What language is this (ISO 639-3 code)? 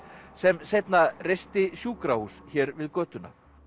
isl